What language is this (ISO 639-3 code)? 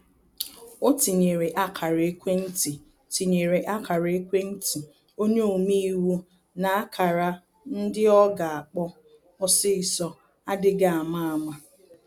ibo